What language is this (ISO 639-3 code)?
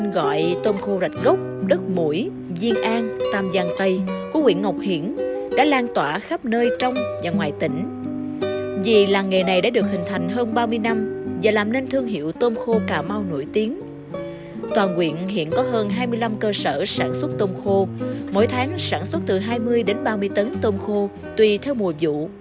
vie